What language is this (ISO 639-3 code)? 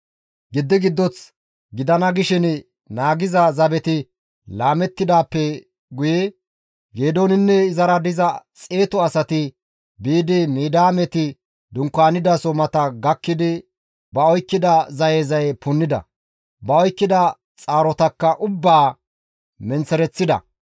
gmv